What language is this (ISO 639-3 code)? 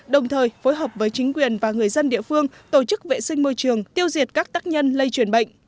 vie